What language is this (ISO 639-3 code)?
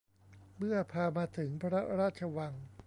tha